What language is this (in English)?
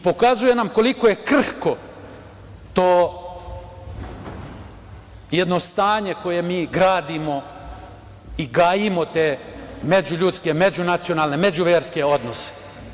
Serbian